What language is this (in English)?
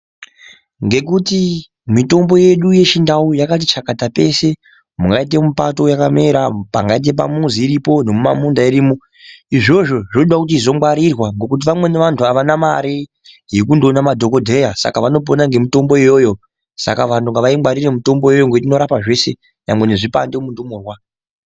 Ndau